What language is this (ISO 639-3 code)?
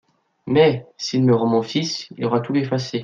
fra